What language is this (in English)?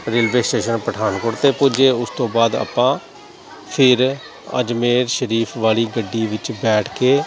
Punjabi